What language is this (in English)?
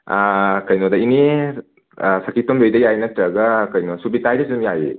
Manipuri